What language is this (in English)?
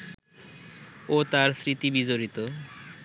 Bangla